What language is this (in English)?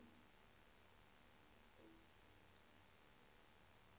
Swedish